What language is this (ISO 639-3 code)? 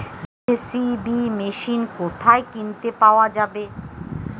ben